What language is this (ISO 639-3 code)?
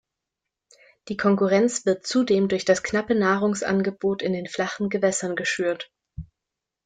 deu